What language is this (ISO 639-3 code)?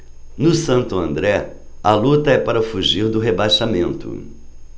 por